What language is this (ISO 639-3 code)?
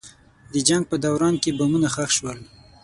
pus